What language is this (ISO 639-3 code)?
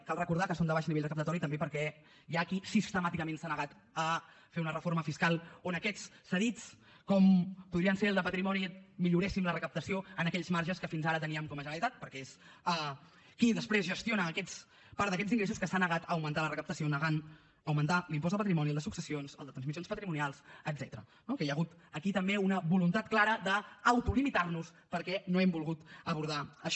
cat